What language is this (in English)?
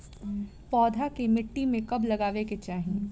Bhojpuri